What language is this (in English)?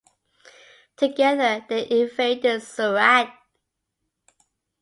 English